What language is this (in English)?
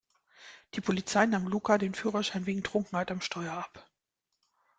German